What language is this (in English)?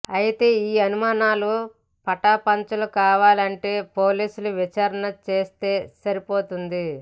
Telugu